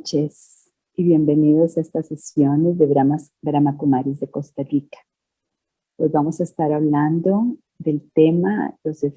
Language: Spanish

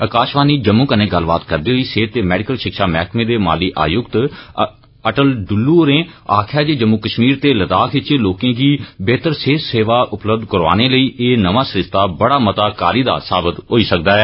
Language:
Dogri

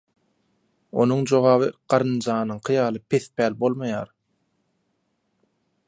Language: Turkmen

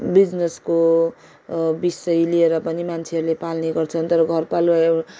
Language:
Nepali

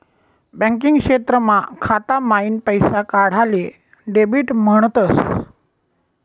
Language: Marathi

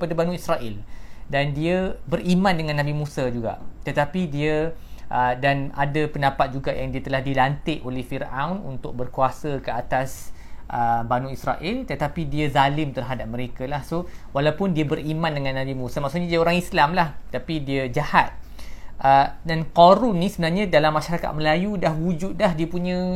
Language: Malay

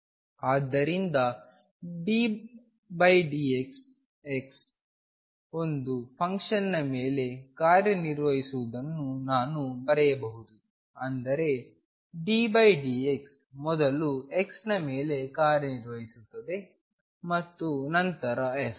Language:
Kannada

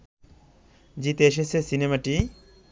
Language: Bangla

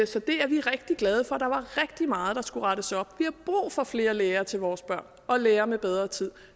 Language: Danish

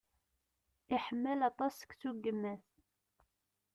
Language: Kabyle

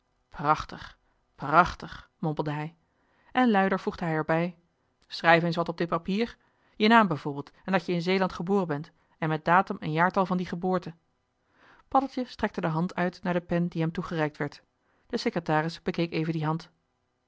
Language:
Dutch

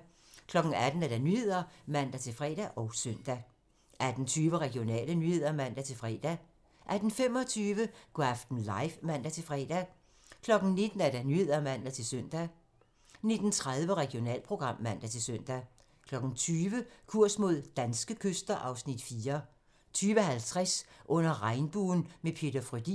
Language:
Danish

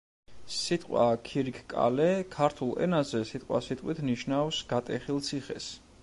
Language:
Georgian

